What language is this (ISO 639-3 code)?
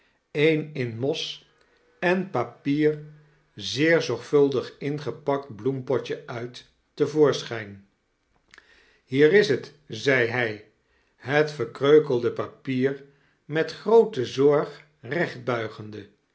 nld